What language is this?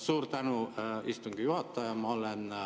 Estonian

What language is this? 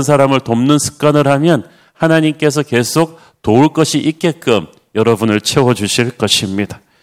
Korean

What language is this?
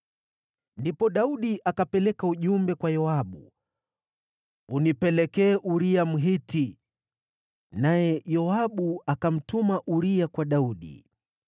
Swahili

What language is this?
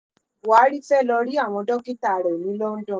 Yoruba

